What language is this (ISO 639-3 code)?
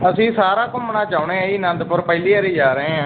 pan